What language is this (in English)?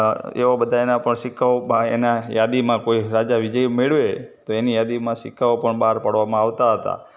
Gujarati